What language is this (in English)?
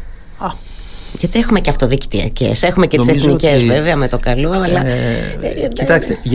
Greek